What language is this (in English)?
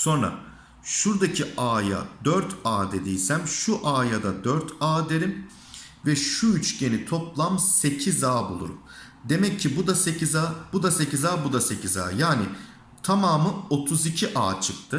Turkish